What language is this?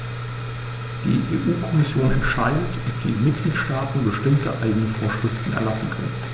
German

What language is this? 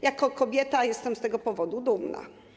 Polish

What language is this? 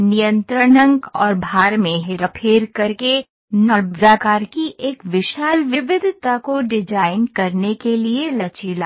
Hindi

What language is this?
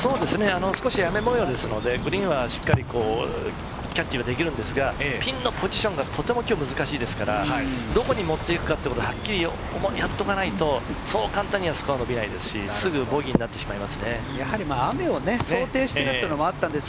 Japanese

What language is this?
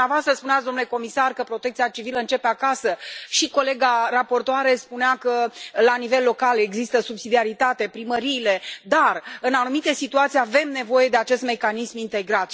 Romanian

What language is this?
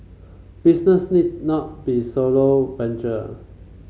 English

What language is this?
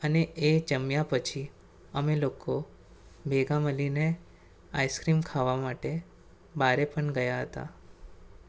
Gujarati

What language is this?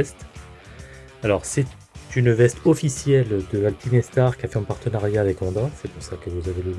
French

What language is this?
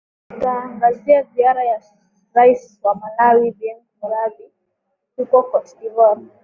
Swahili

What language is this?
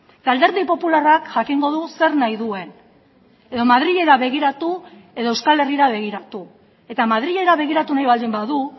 Basque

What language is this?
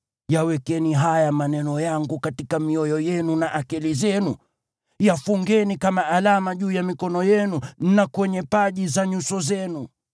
Swahili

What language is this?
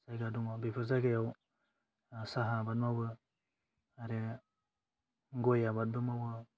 Bodo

